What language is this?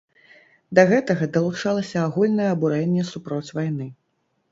Belarusian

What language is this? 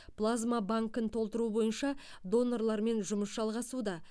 Kazakh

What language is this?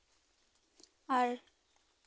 Santali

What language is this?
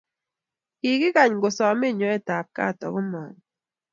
Kalenjin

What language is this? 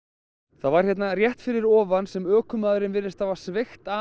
Icelandic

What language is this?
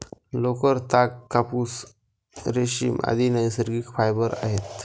Marathi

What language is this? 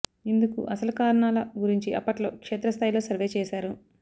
Telugu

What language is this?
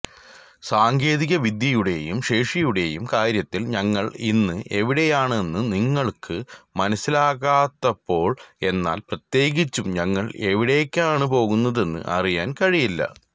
Malayalam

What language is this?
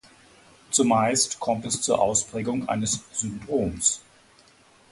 German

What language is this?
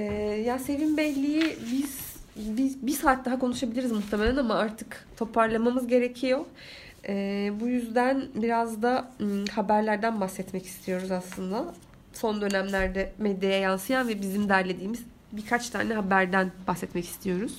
Turkish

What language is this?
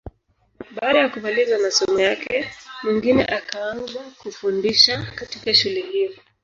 Swahili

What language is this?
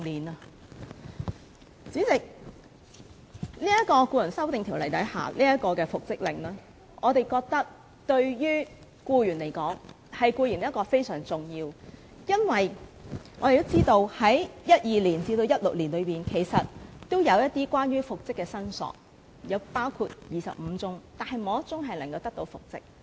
Cantonese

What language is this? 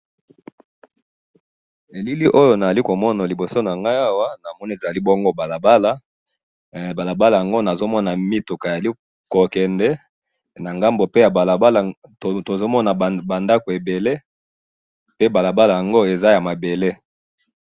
Lingala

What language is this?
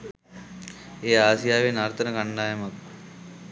Sinhala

